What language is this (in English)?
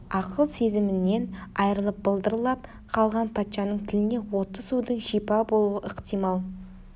Kazakh